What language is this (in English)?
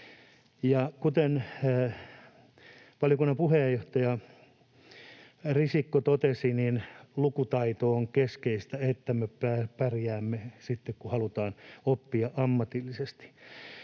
Finnish